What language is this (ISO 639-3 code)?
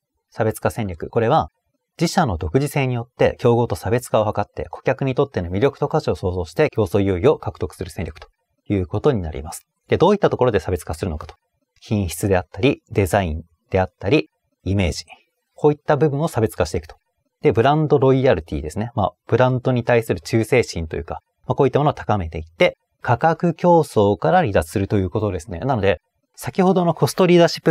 jpn